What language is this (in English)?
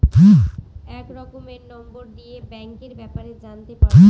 Bangla